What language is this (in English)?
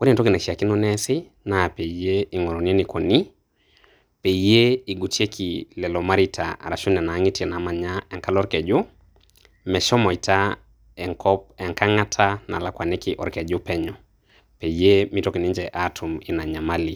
Masai